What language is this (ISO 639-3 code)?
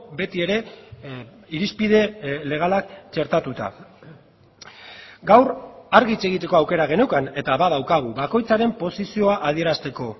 eus